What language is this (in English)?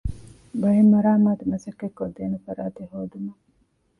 Divehi